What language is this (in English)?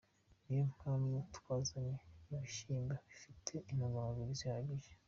Kinyarwanda